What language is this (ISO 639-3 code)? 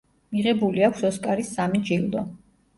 kat